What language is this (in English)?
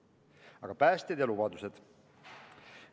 Estonian